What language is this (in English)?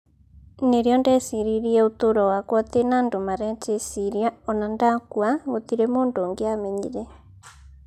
Kikuyu